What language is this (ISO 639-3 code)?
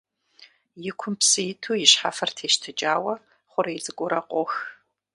kbd